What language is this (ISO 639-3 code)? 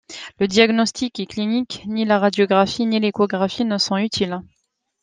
fra